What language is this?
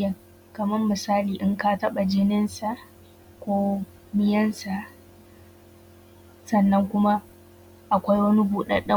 Hausa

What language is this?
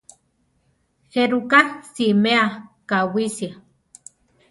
Central Tarahumara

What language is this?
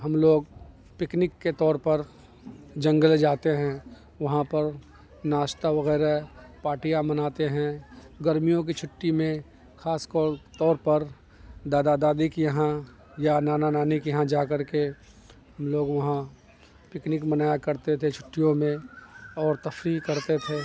Urdu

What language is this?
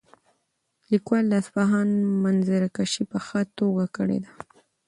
Pashto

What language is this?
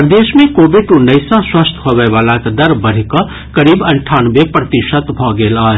Maithili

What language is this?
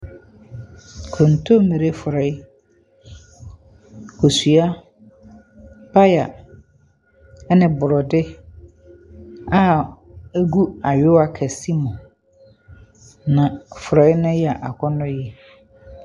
Akan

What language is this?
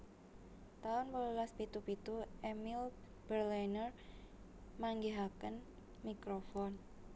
Javanese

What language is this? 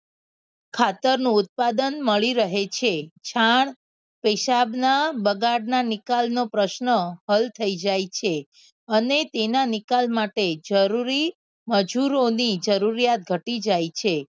Gujarati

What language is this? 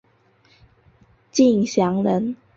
Chinese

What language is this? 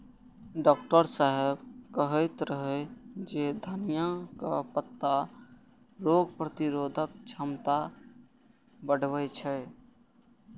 Maithili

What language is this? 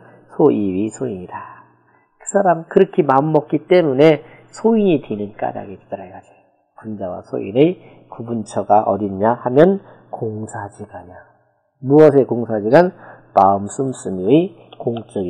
Korean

